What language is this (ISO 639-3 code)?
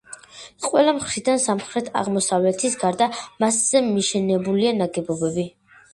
kat